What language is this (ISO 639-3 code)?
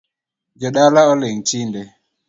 luo